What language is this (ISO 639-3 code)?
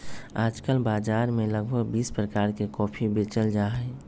mag